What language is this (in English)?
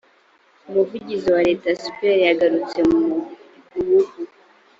Kinyarwanda